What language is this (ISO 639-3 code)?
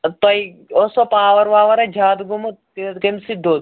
kas